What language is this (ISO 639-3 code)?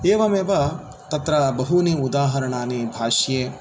san